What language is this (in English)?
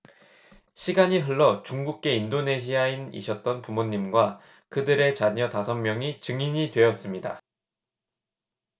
Korean